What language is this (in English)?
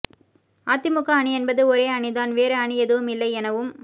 Tamil